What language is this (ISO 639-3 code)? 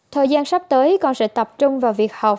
vie